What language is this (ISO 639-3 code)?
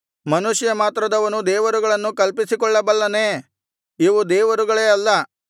kan